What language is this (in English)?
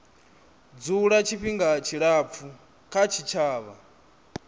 Venda